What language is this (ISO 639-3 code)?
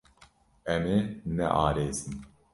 kur